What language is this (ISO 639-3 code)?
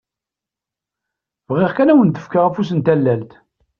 kab